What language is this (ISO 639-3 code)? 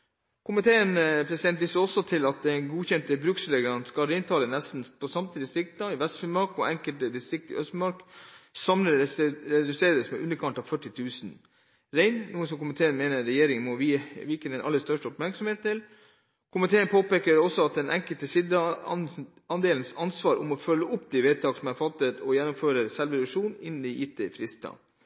nob